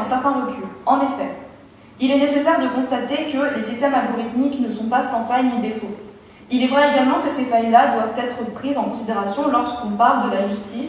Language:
French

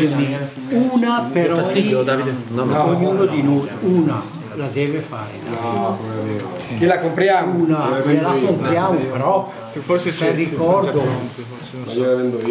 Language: Italian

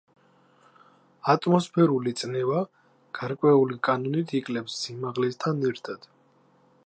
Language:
Georgian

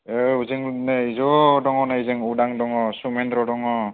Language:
Bodo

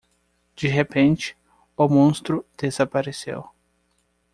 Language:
Portuguese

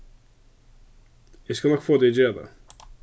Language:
Faroese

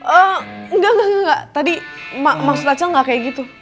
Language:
Indonesian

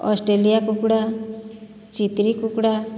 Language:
Odia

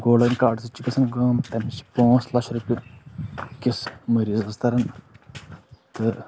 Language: Kashmiri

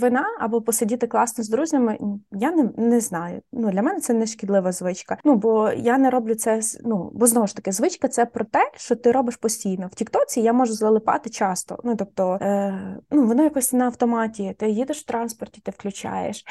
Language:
Ukrainian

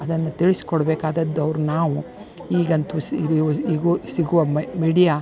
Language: Kannada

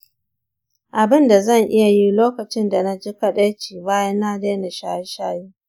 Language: Hausa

